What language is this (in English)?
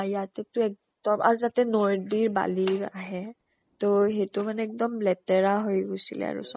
Assamese